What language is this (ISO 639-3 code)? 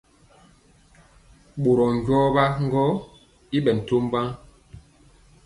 mcx